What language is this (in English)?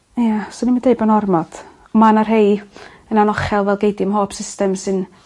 Welsh